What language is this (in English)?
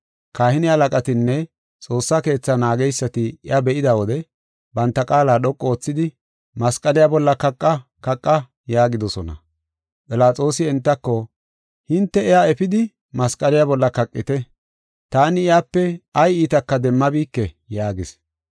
Gofa